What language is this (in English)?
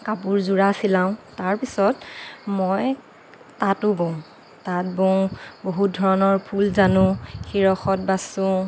Assamese